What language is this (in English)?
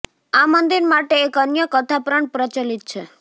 Gujarati